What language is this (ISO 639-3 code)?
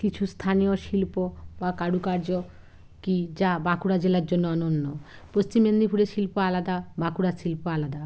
ben